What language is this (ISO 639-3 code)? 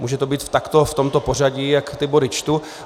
ces